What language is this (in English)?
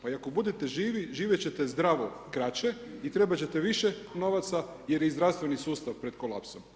Croatian